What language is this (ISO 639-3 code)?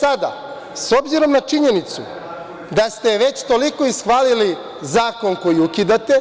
srp